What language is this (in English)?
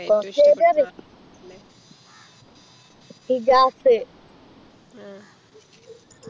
Malayalam